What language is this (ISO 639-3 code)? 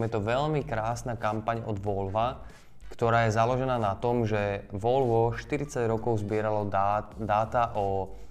slk